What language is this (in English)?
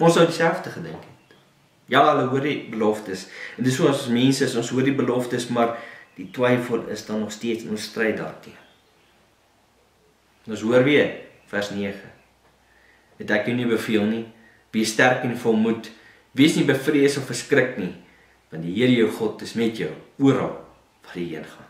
Dutch